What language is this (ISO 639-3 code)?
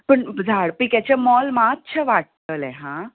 kok